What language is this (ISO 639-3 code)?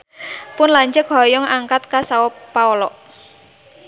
sun